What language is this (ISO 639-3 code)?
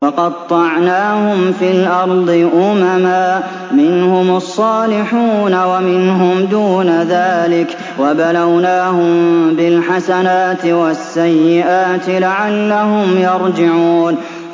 ara